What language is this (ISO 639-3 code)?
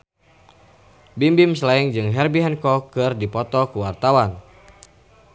sun